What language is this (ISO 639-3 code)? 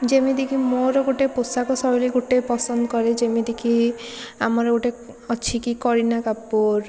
ori